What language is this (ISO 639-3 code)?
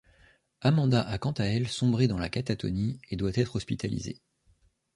fra